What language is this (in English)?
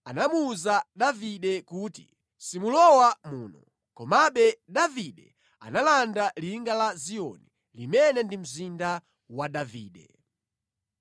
Nyanja